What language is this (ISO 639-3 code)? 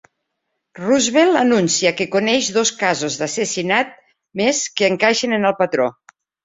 cat